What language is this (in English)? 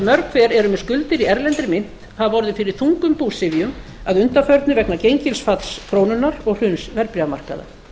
Icelandic